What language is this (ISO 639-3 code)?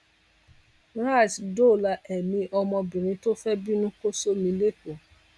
yor